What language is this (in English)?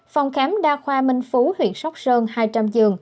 Vietnamese